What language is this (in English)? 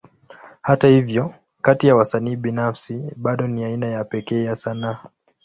Swahili